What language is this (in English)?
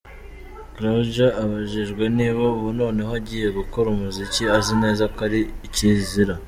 Kinyarwanda